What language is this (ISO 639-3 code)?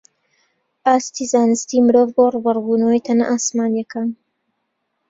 ckb